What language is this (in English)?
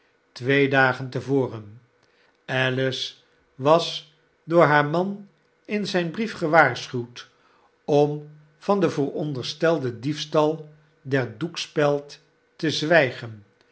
Dutch